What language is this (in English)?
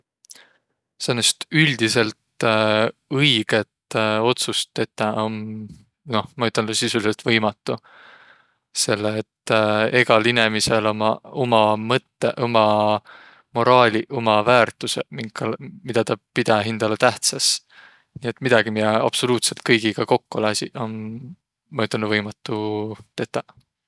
Võro